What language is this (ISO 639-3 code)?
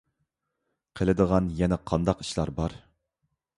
uig